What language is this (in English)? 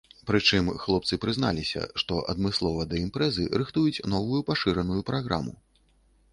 Belarusian